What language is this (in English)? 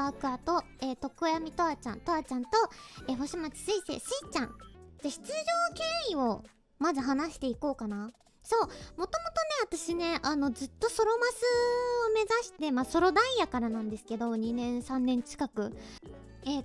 Japanese